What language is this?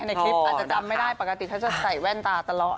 Thai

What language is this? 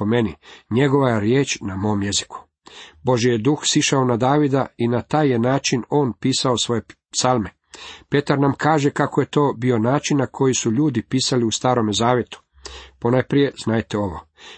Croatian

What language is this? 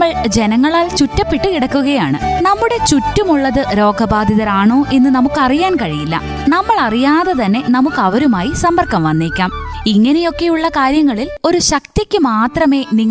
Malayalam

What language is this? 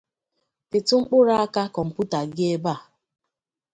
Igbo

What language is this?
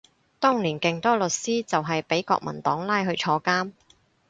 Cantonese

